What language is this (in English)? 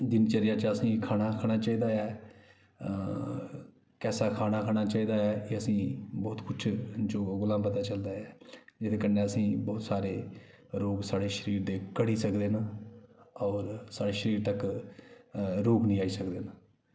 Dogri